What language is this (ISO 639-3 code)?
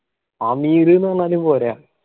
mal